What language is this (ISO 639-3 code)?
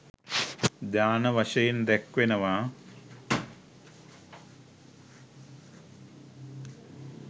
sin